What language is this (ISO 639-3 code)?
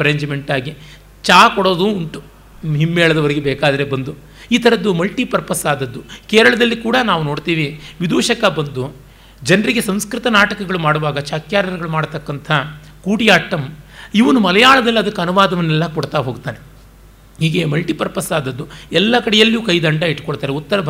kan